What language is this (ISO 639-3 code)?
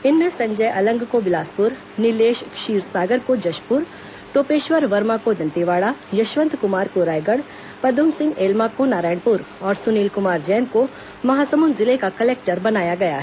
hin